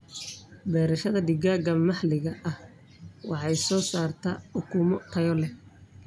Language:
Somali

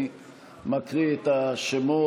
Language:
Hebrew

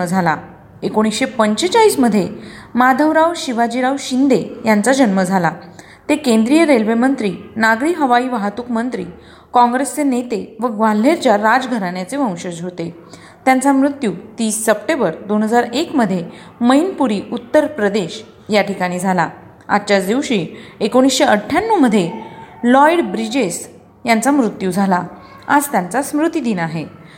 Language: Marathi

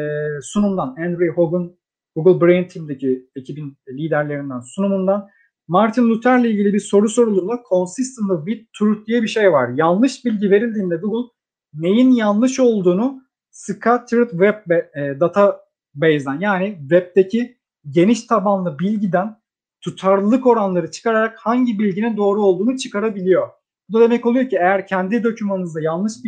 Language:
Turkish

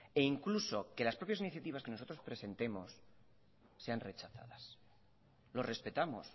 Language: Spanish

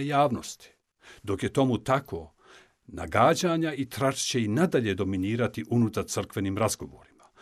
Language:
Croatian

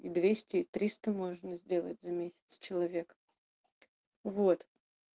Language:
Russian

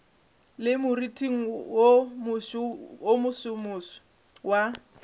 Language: Northern Sotho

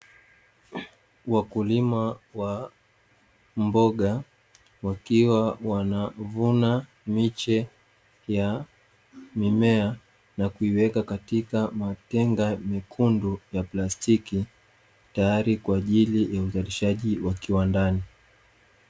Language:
Swahili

